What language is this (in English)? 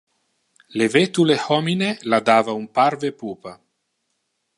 Interlingua